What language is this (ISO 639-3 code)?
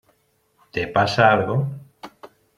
spa